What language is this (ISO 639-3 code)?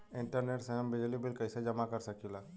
bho